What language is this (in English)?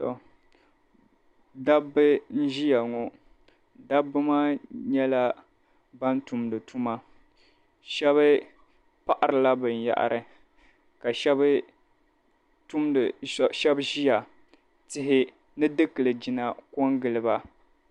Dagbani